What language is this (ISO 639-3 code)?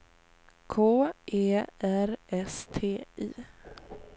swe